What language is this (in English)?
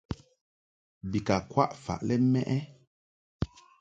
Mungaka